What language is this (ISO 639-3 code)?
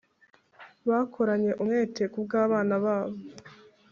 kin